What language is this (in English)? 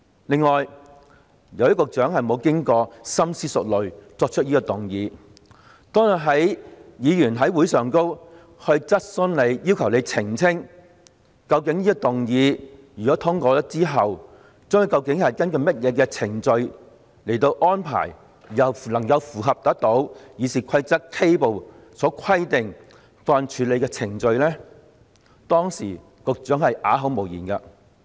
Cantonese